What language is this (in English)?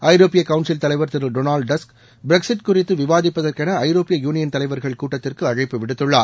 Tamil